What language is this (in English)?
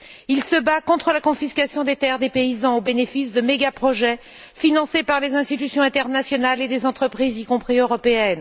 French